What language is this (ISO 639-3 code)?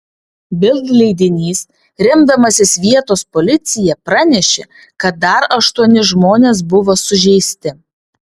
lit